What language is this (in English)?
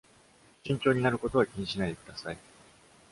Japanese